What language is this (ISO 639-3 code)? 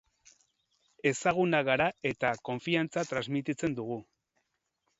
eus